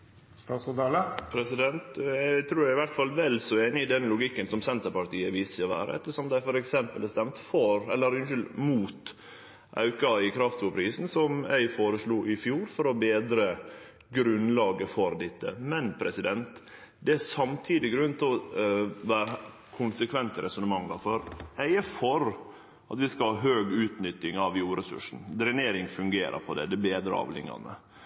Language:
Norwegian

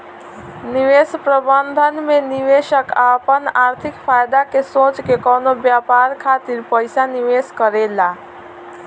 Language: Bhojpuri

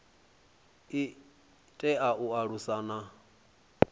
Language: Venda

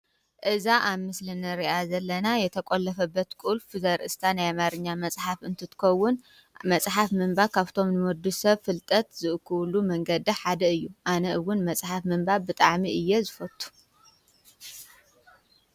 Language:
Tigrinya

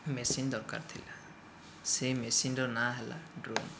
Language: Odia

